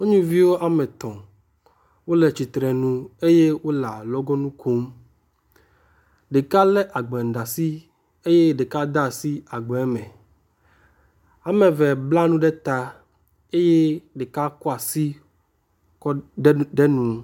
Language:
Ewe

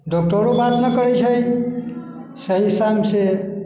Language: Maithili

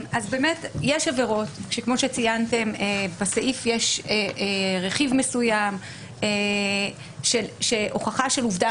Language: Hebrew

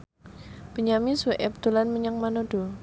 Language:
Javanese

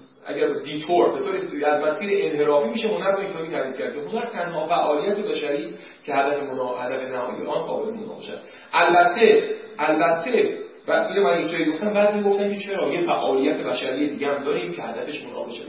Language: Persian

